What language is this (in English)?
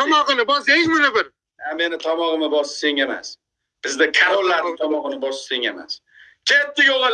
Uzbek